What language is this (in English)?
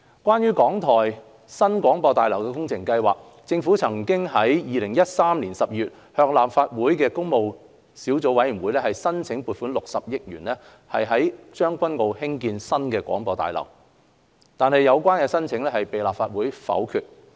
Cantonese